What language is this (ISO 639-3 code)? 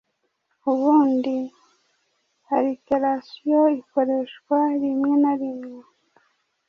kin